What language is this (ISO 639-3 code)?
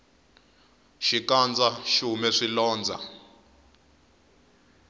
tso